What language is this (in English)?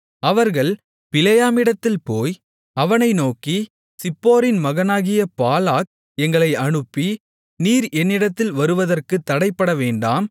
Tamil